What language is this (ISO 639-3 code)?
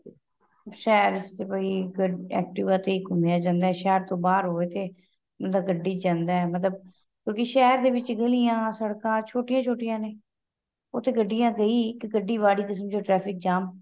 pan